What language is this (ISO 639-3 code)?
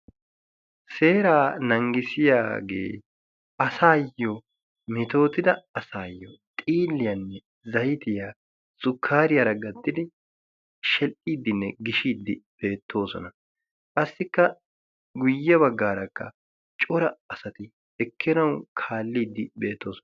wal